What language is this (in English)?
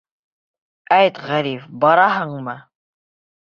Bashkir